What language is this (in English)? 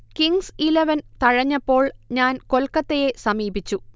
Malayalam